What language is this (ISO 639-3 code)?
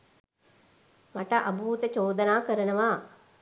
sin